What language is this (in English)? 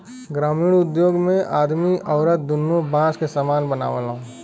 Bhojpuri